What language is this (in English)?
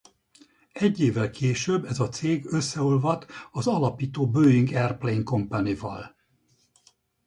Hungarian